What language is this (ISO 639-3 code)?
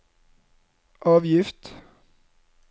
nor